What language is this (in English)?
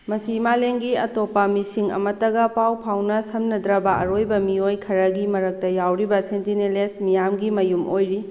Manipuri